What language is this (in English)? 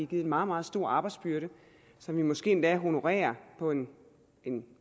Danish